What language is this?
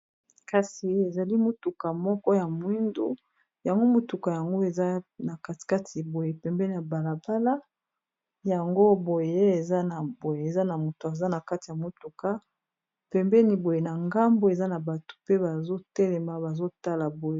Lingala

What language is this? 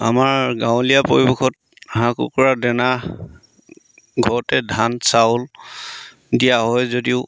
Assamese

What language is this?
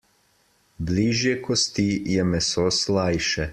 Slovenian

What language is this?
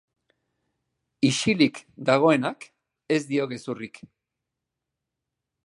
Basque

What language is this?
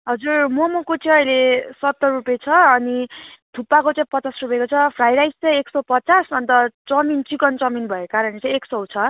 Nepali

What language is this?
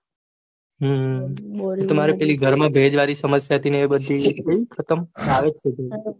Gujarati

